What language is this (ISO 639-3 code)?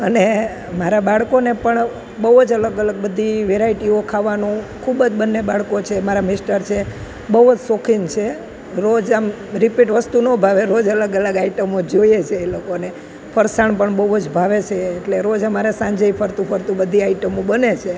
guj